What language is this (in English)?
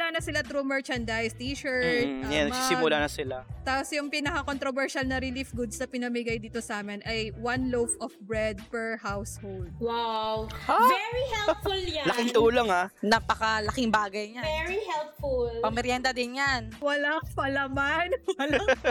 Filipino